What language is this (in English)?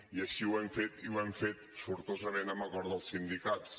Catalan